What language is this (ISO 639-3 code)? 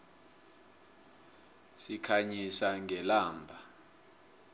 nbl